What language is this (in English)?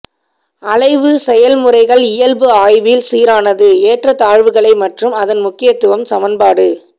Tamil